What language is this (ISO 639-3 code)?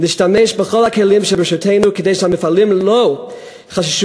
heb